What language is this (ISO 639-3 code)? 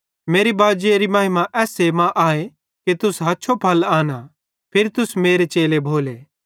bhd